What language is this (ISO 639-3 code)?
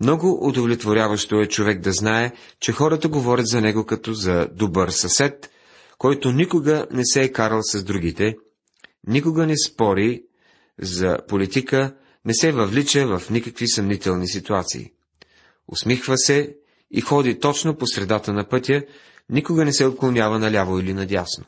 bul